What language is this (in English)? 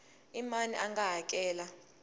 Tsonga